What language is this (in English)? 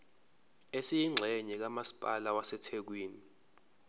Zulu